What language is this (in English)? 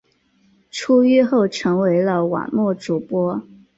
Chinese